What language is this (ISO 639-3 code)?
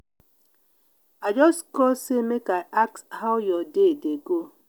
pcm